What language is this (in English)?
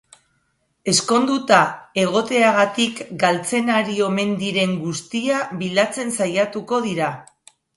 Basque